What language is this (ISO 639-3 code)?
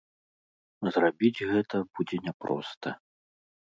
bel